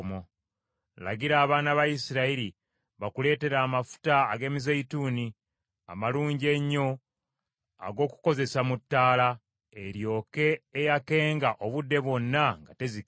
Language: Ganda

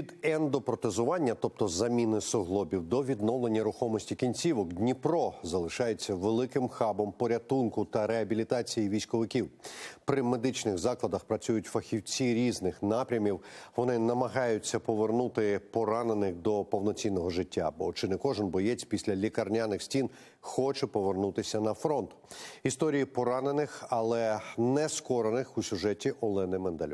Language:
Ukrainian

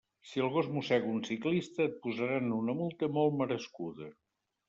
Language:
Catalan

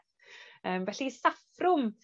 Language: Welsh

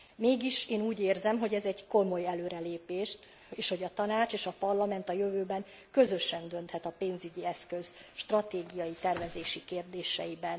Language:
Hungarian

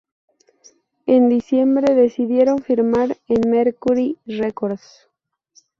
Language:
Spanish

